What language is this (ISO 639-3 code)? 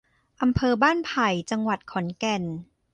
tha